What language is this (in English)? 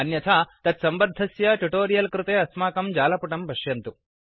Sanskrit